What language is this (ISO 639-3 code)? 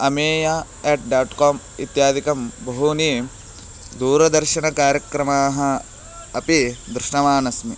san